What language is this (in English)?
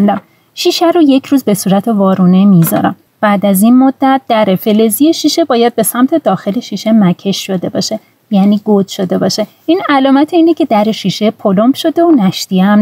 Persian